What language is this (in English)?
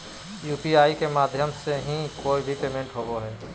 Magahi